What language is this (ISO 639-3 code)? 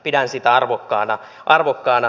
fin